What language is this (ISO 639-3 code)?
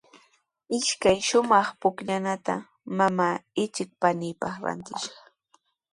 qws